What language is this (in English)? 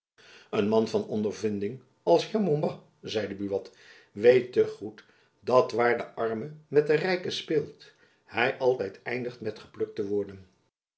Dutch